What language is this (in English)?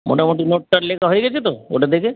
Bangla